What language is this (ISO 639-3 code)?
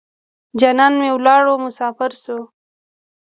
pus